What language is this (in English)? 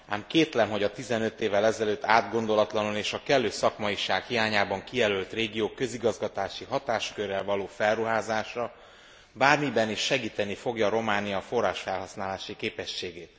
Hungarian